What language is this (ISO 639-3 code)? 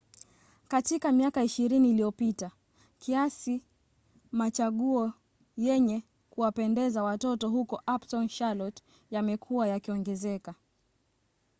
swa